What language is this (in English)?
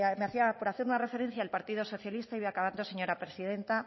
Spanish